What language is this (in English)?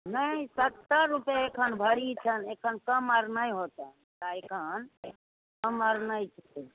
Maithili